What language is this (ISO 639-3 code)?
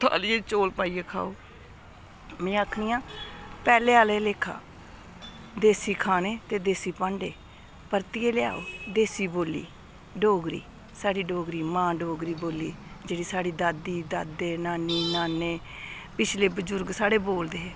doi